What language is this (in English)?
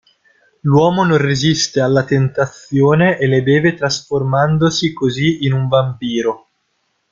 Italian